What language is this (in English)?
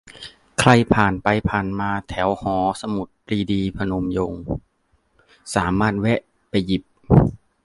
Thai